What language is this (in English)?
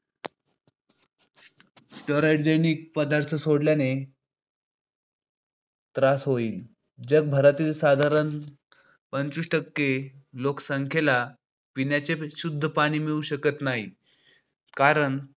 Marathi